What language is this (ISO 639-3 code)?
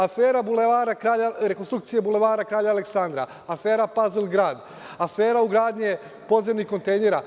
srp